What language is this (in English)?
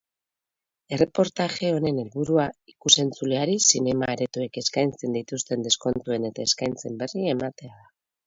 Basque